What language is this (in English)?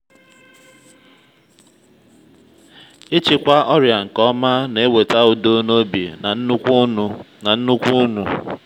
Igbo